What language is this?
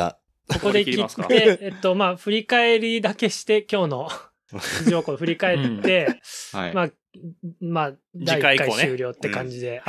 Japanese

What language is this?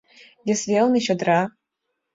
Mari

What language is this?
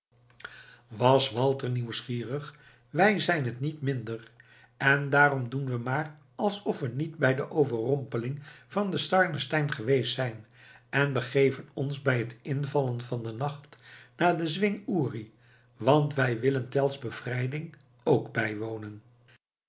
Dutch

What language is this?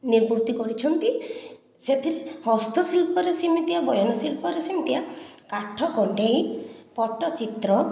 Odia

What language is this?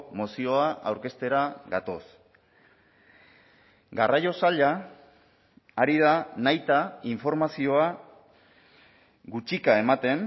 Basque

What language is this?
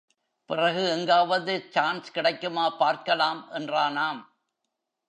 Tamil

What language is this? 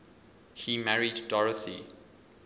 English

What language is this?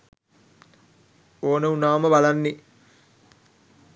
Sinhala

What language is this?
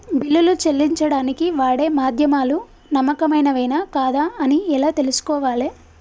Telugu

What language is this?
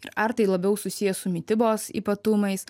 Lithuanian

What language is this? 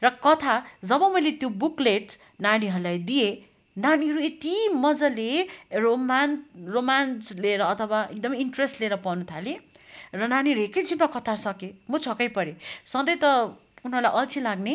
Nepali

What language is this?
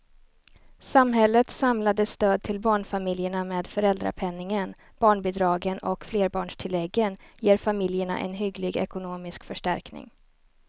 Swedish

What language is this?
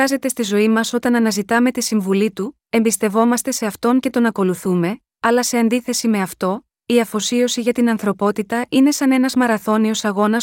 Greek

